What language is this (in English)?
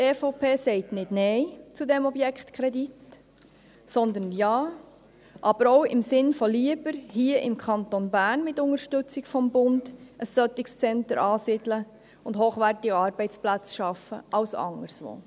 Swiss German